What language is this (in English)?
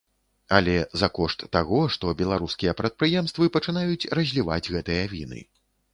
Belarusian